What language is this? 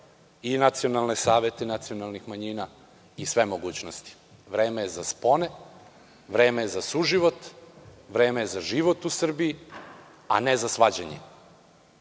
Serbian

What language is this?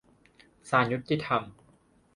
Thai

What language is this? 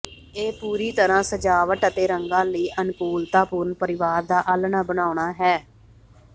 Punjabi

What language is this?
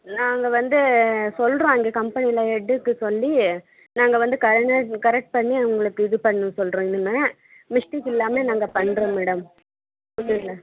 Tamil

